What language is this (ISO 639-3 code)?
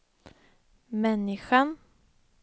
swe